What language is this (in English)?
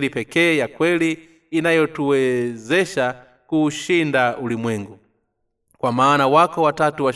Swahili